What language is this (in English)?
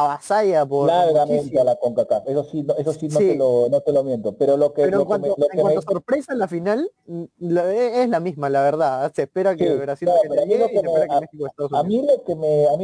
Spanish